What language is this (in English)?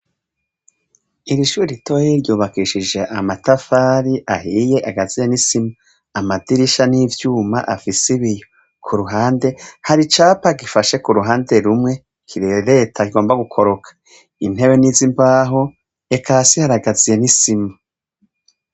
Rundi